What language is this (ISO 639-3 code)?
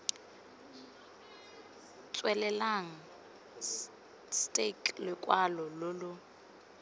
tsn